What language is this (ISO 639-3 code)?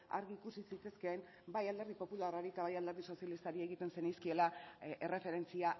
eus